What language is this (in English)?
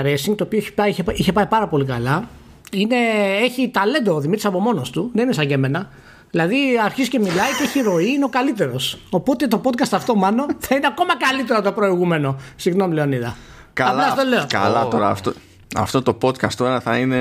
Greek